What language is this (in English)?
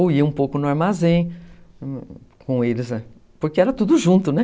Portuguese